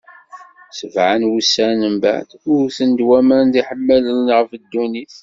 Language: Kabyle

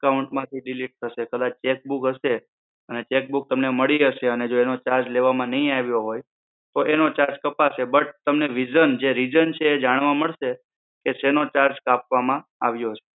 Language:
Gujarati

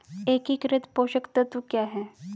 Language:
Hindi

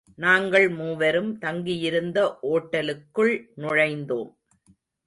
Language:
Tamil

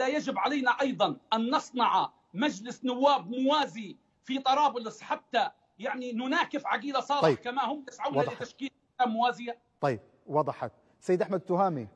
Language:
Arabic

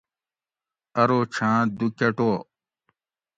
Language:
Gawri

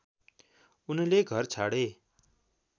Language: Nepali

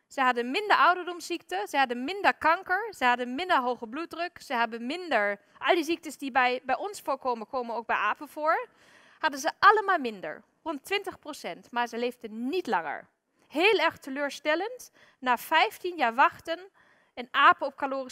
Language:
Dutch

